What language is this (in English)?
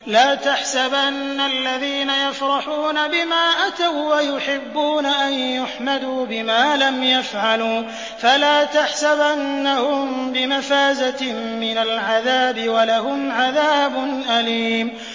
Arabic